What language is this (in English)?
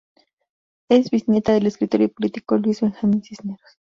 Spanish